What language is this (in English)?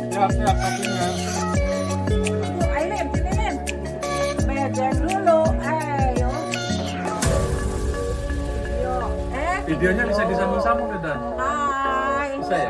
Indonesian